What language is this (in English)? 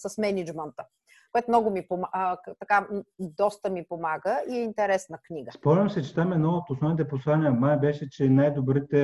Bulgarian